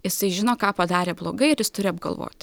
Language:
Lithuanian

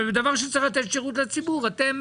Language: Hebrew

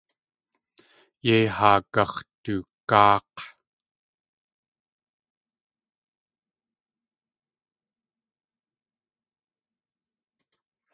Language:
Tlingit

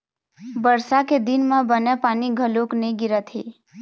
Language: Chhattisgarhi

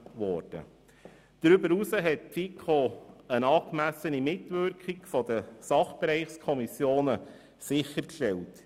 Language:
Swiss German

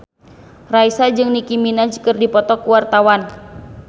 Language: Sundanese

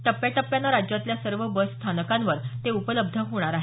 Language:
Marathi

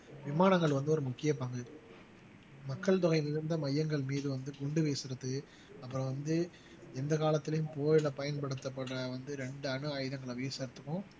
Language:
Tamil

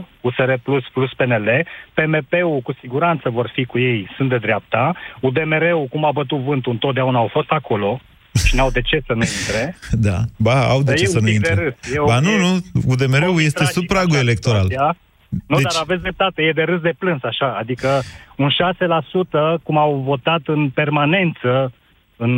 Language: Romanian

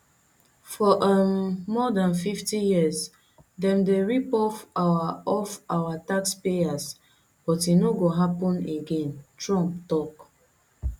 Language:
Nigerian Pidgin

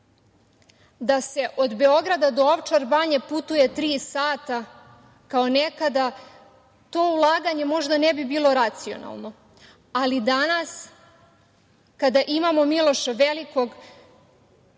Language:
Serbian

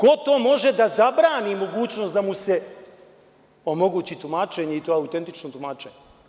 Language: Serbian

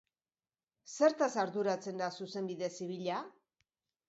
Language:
Basque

